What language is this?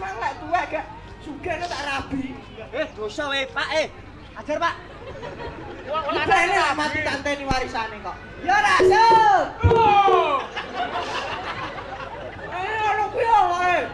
Indonesian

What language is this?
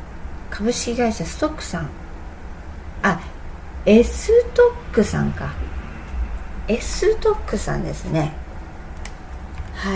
Japanese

